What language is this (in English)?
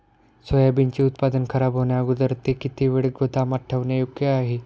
Marathi